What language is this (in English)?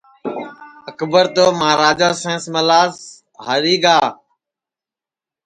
Sansi